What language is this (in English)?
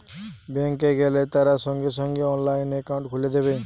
Bangla